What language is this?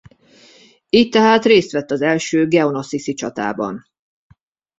Hungarian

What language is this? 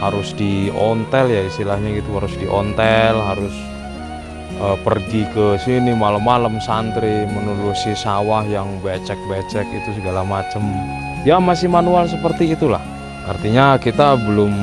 Indonesian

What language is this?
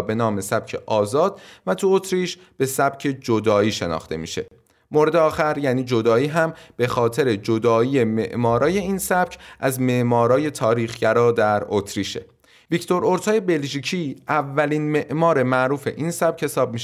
Persian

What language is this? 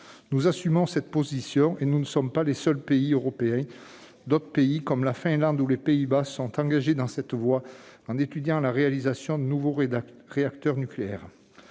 French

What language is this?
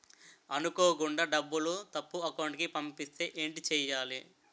Telugu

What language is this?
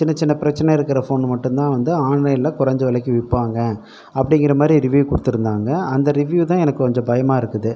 Tamil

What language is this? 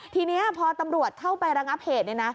Thai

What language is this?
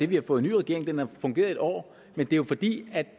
Danish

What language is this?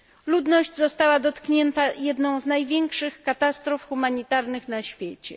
Polish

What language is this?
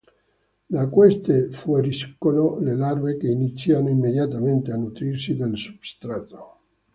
Italian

